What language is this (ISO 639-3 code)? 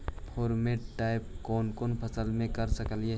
mag